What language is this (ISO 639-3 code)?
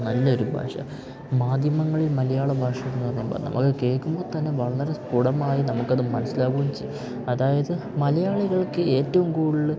mal